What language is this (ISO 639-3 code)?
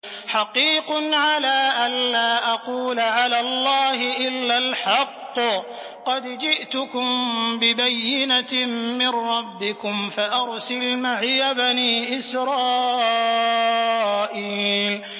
ara